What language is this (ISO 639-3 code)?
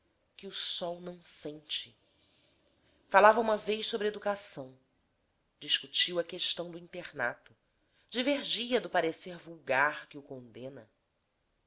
por